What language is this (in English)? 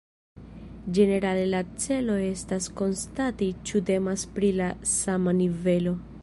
Esperanto